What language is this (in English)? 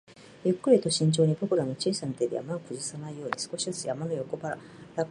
Japanese